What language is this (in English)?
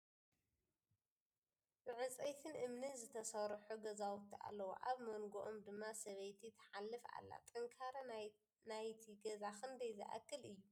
Tigrinya